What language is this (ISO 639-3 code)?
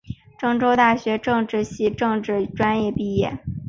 zho